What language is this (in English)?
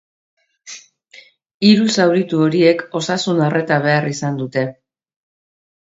Basque